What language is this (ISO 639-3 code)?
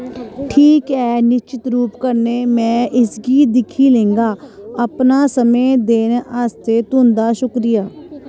doi